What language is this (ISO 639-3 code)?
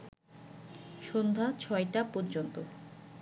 ben